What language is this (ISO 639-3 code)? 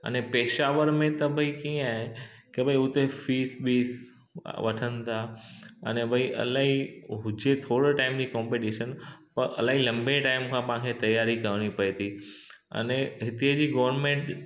snd